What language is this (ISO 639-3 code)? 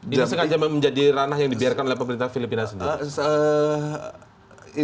ind